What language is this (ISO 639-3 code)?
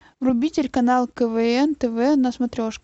rus